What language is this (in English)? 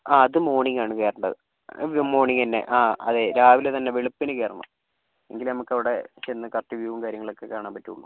Malayalam